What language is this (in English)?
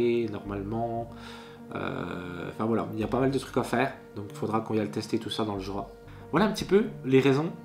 French